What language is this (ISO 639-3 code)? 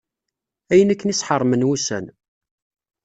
kab